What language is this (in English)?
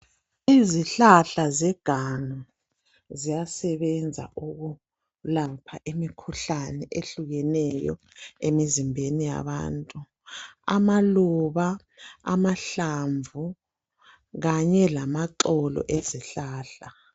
North Ndebele